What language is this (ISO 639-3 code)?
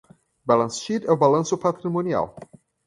por